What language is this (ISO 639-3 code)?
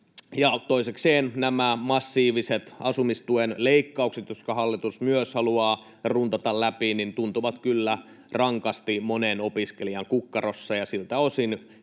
fin